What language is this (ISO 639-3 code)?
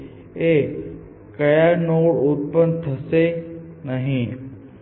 guj